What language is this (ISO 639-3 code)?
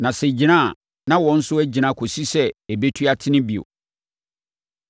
aka